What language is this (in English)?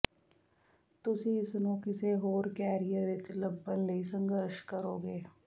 Punjabi